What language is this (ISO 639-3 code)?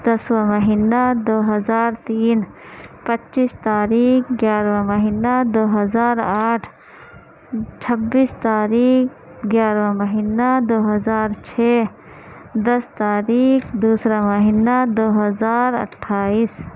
urd